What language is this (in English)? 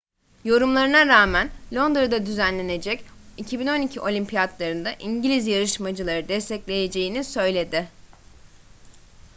Turkish